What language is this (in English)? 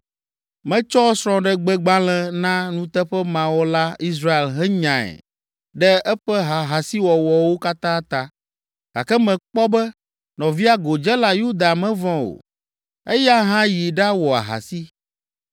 Ewe